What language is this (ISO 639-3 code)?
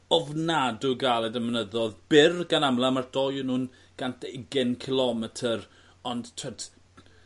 cym